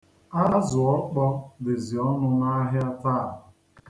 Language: Igbo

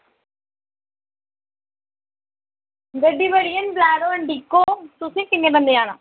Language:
Dogri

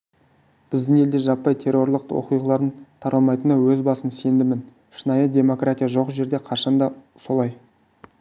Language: Kazakh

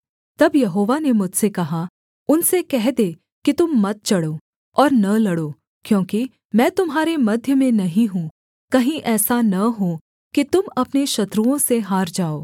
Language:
Hindi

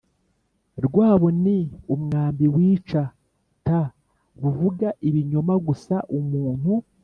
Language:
Kinyarwanda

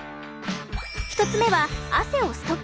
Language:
Japanese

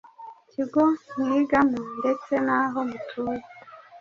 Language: Kinyarwanda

